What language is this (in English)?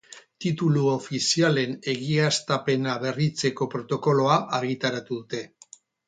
Basque